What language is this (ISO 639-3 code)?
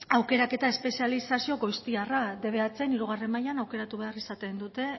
eus